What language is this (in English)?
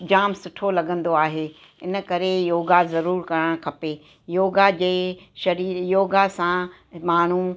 Sindhi